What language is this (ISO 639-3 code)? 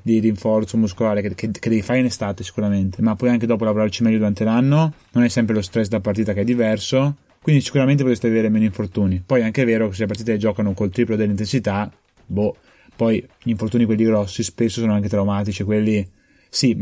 ita